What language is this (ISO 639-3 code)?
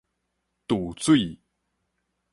nan